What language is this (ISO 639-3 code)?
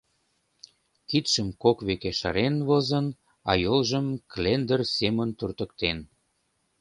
chm